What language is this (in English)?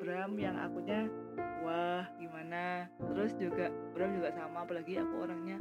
Indonesian